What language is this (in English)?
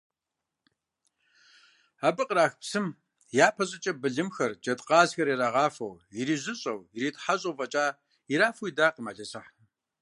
Kabardian